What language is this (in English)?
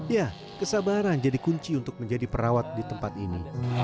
Indonesian